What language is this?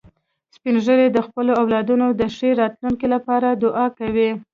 Pashto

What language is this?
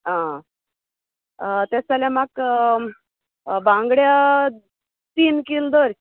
Konkani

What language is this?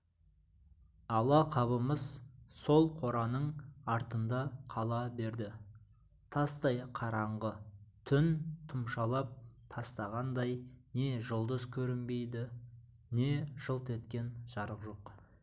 Kazakh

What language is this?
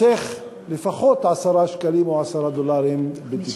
Hebrew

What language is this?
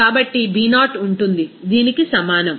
Telugu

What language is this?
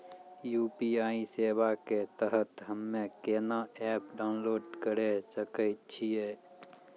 Maithili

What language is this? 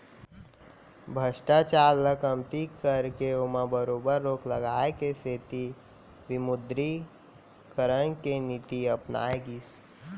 Chhattisgarhi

